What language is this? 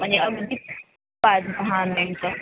Marathi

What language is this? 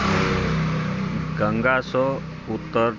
Maithili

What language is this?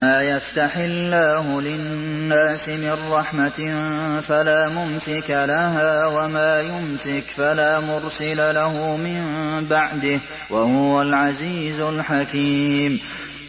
Arabic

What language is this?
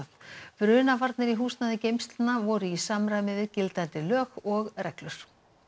Icelandic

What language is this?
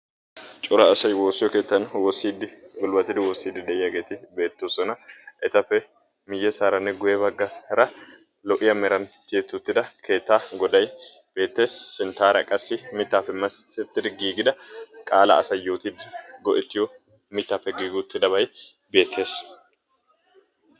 Wolaytta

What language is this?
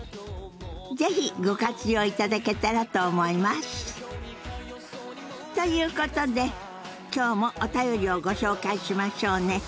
Japanese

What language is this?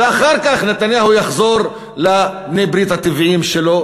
Hebrew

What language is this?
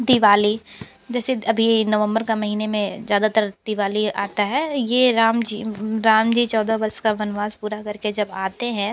Hindi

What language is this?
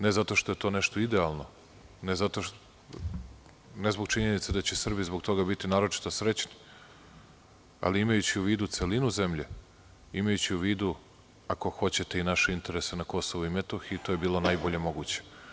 Serbian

